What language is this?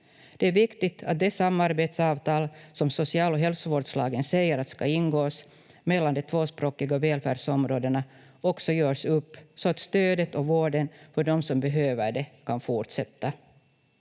Finnish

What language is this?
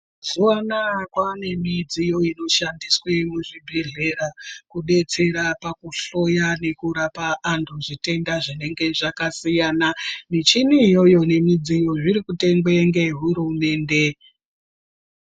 Ndau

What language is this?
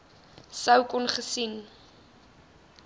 Afrikaans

